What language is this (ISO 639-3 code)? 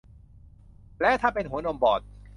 tha